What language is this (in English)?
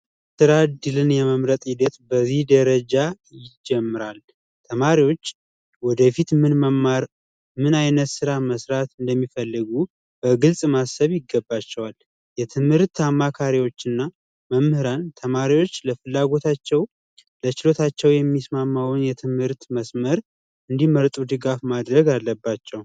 Amharic